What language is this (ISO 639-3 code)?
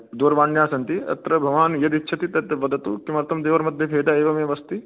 san